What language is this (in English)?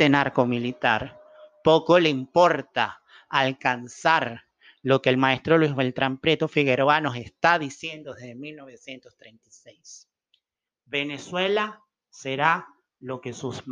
Spanish